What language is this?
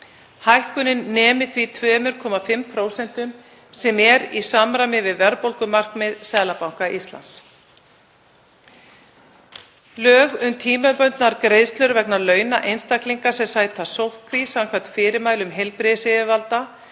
Icelandic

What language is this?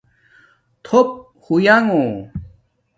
Domaaki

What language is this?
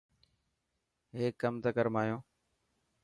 Dhatki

